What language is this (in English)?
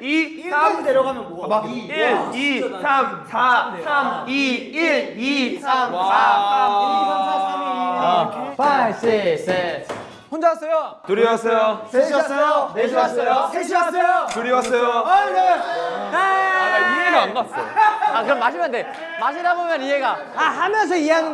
Korean